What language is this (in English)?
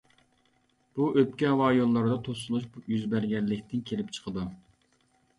Uyghur